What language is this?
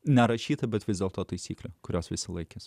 Lithuanian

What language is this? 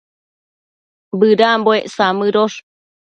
Matsés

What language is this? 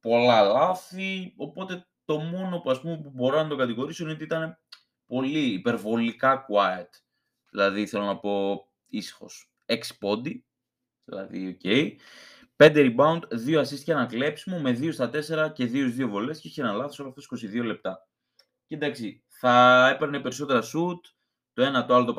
Greek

